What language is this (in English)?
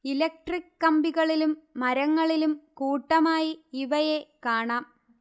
Malayalam